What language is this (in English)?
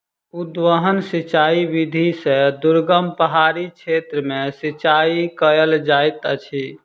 Maithili